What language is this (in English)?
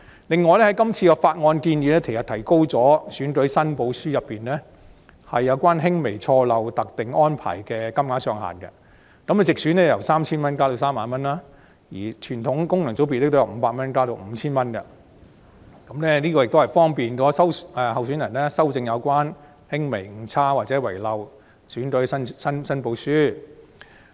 Cantonese